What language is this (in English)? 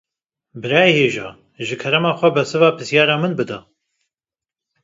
Kurdish